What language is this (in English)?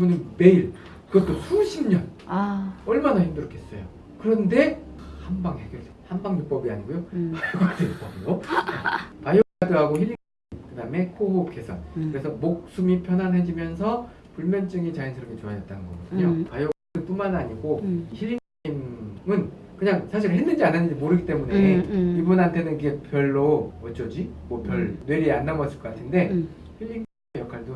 Korean